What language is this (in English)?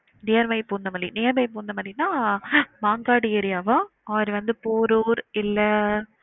Tamil